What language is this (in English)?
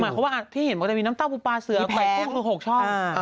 Thai